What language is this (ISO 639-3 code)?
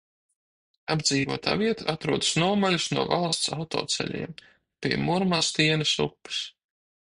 lav